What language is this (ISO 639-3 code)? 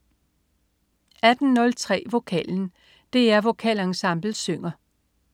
dan